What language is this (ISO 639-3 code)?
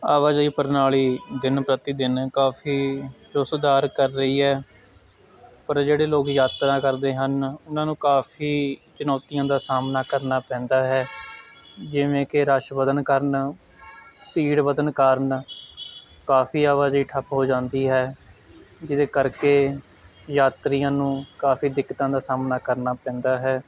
pan